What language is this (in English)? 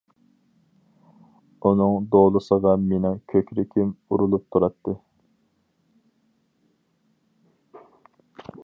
Uyghur